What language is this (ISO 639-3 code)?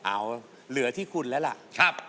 tha